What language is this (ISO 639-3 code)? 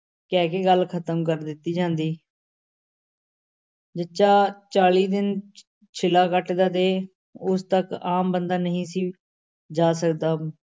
pan